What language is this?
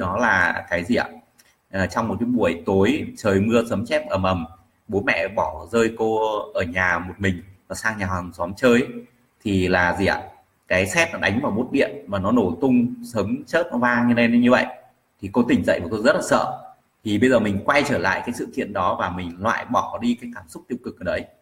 Vietnamese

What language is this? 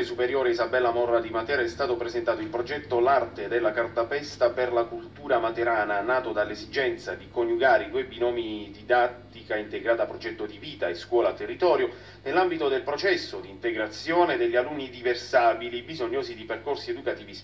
Italian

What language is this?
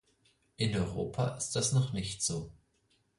German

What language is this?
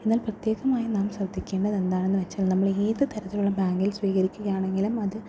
Malayalam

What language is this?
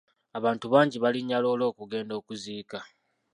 Ganda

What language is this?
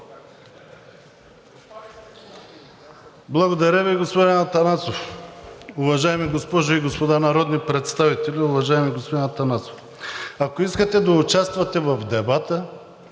Bulgarian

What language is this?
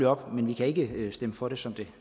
Danish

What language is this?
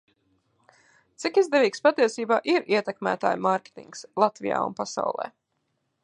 Latvian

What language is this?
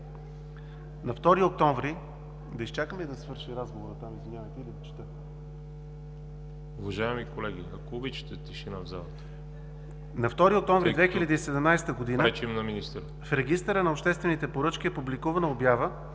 Bulgarian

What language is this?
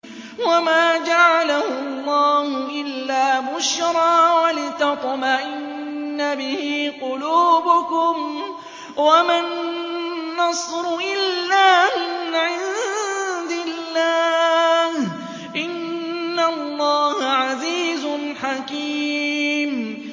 Arabic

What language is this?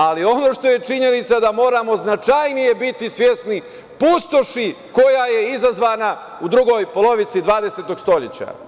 Serbian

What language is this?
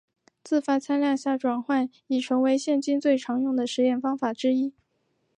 Chinese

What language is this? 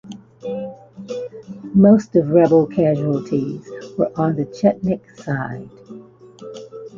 English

